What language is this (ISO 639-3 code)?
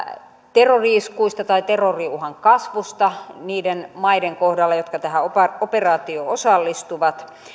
fin